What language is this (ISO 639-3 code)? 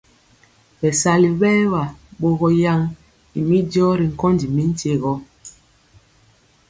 mcx